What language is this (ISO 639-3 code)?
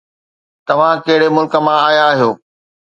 snd